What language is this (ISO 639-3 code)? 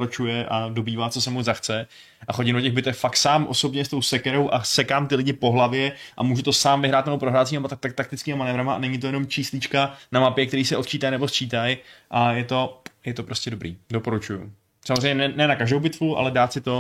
ces